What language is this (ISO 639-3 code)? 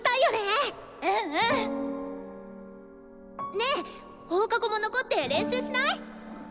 jpn